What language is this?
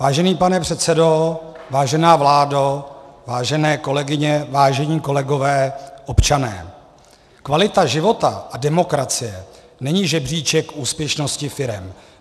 Czech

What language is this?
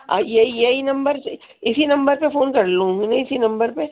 Urdu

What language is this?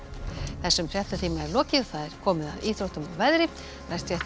Icelandic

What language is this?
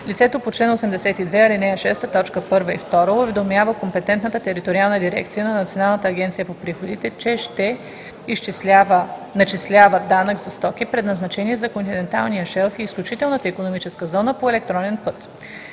Bulgarian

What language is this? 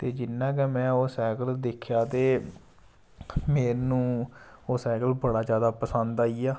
Dogri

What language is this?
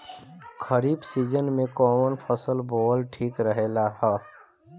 Bhojpuri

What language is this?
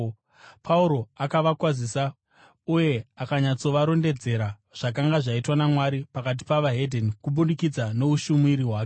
Shona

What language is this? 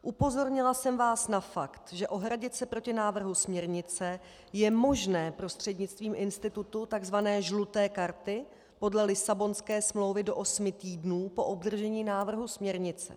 Czech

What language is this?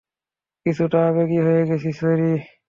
Bangla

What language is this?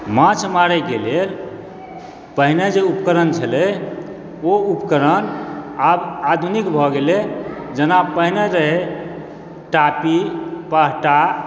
Maithili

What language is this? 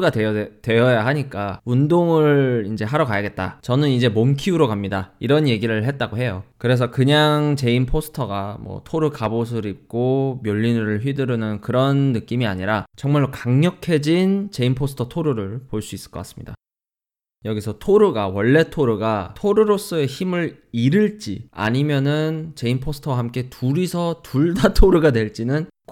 Korean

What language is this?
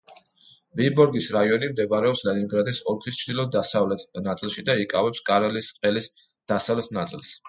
Georgian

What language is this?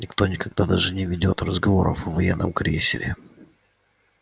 Russian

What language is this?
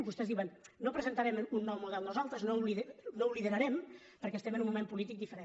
Catalan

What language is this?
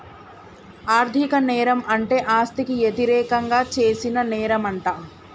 Telugu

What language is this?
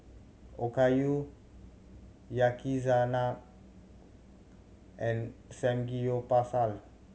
English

